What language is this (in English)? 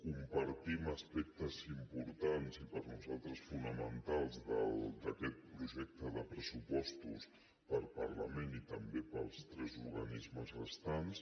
Catalan